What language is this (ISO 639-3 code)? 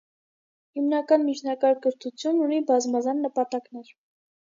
hye